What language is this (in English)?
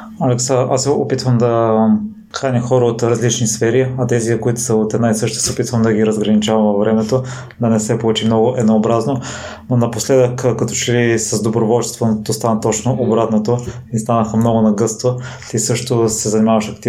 Bulgarian